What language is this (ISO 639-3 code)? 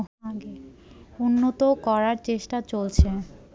ben